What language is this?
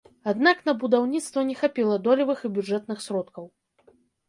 Belarusian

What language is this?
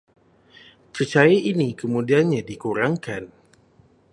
Malay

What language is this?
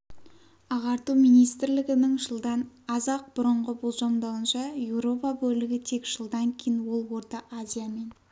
Kazakh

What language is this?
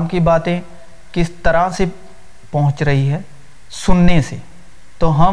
Urdu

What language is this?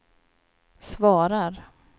Swedish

